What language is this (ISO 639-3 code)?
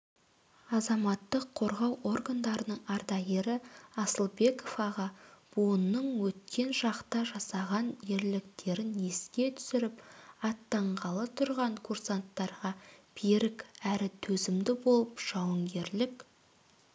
kaz